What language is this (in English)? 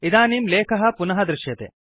Sanskrit